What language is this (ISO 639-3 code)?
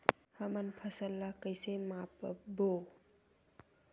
hne